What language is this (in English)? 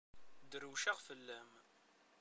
Kabyle